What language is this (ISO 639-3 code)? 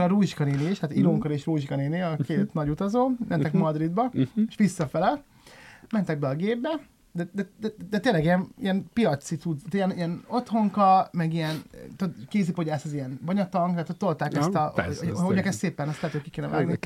hun